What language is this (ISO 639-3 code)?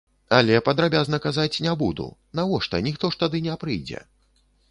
bel